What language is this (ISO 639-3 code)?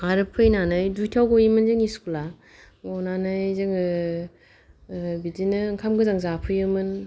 brx